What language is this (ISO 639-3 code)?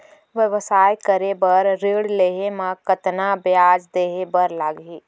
hne